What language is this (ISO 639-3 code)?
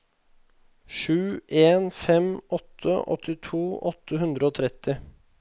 nor